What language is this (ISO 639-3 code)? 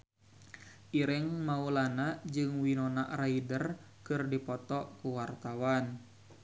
sun